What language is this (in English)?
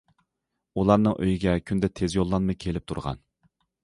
Uyghur